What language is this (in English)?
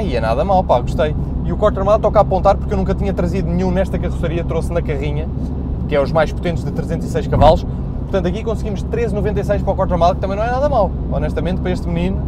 Portuguese